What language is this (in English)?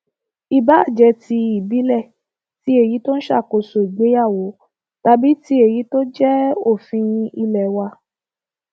Yoruba